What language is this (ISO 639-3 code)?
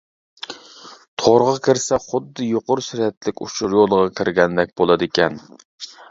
uig